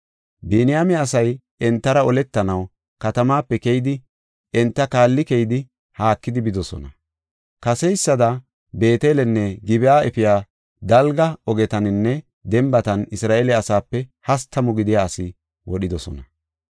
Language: Gofa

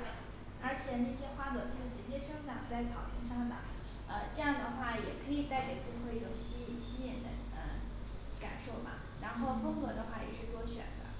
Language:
Chinese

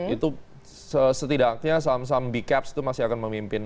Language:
Indonesian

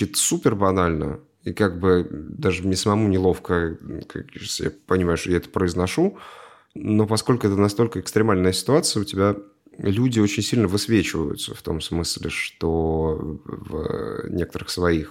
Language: Russian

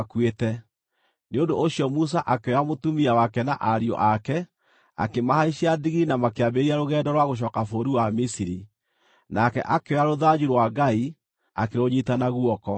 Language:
Kikuyu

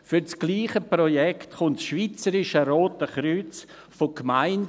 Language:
Swiss German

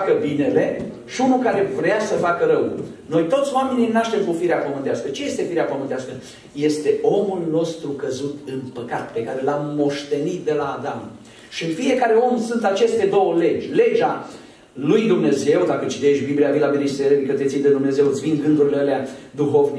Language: Romanian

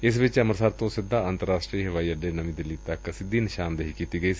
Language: Punjabi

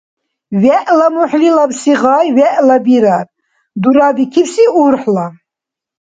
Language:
Dargwa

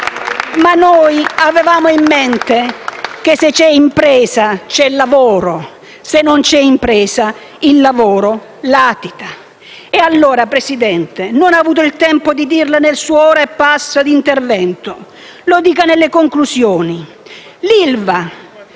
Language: Italian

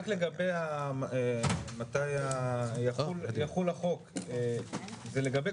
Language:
Hebrew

